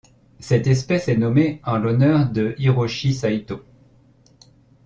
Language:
French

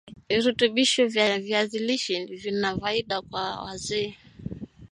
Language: Swahili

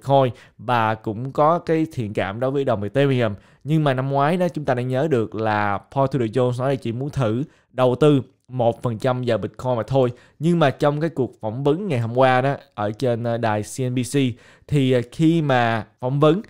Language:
Vietnamese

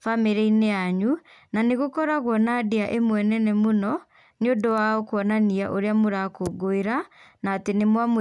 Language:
Kikuyu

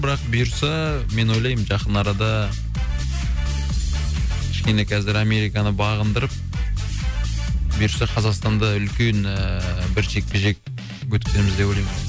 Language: Kazakh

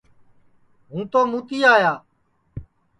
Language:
Sansi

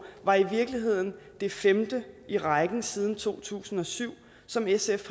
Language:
Danish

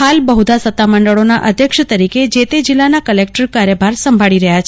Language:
Gujarati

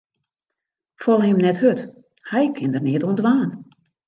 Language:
Western Frisian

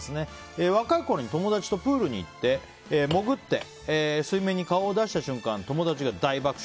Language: Japanese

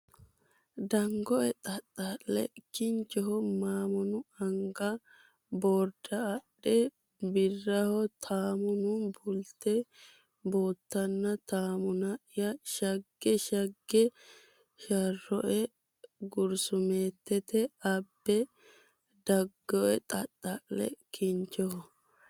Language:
Sidamo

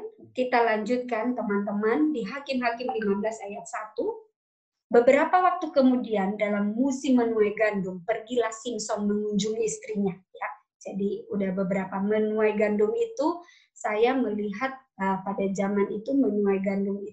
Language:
Indonesian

